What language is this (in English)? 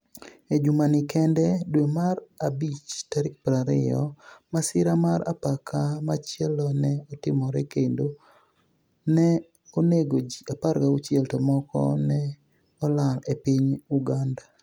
Luo (Kenya and Tanzania)